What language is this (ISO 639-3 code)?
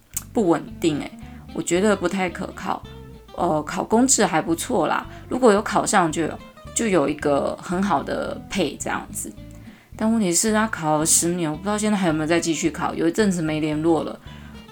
zho